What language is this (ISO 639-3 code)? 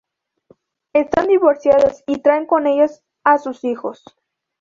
spa